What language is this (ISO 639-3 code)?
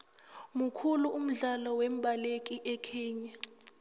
nbl